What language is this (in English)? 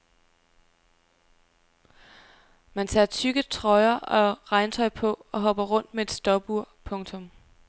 Danish